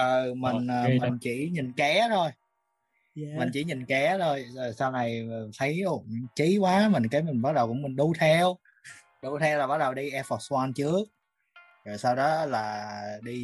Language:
Vietnamese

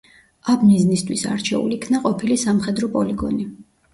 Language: Georgian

